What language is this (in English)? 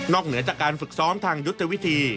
Thai